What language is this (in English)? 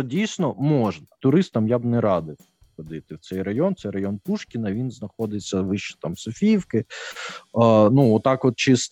Ukrainian